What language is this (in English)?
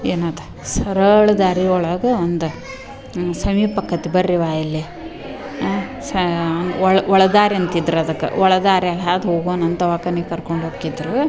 Kannada